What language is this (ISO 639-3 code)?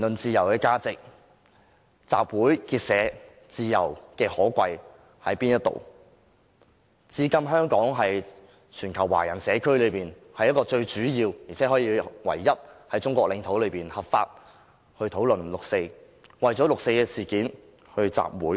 yue